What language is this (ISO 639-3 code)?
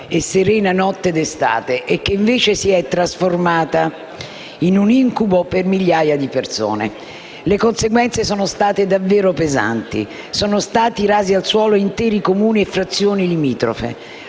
ita